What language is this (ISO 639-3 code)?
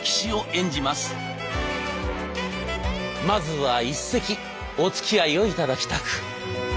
jpn